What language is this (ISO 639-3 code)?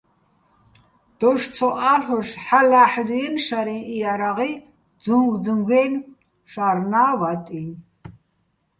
bbl